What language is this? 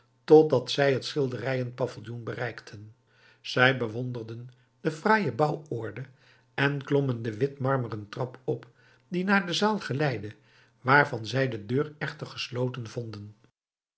Dutch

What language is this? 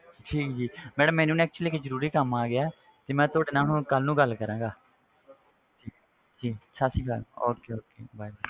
Punjabi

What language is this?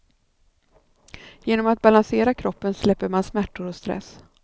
Swedish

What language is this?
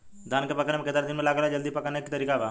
Bhojpuri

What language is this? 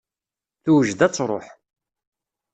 Kabyle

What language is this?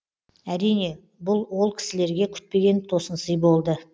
Kazakh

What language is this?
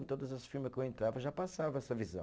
Portuguese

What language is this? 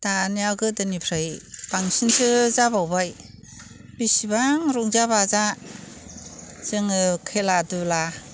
Bodo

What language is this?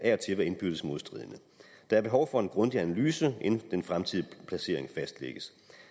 Danish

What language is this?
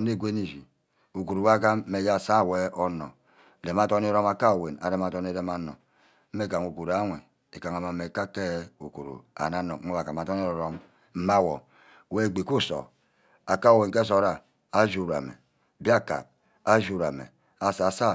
Ubaghara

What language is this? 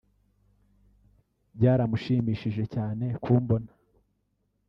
Kinyarwanda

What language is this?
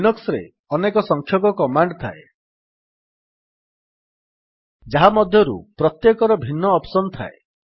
Odia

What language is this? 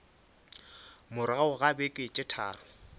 Northern Sotho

